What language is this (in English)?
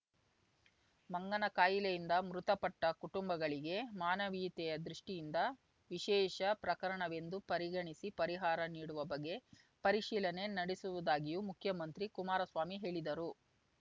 Kannada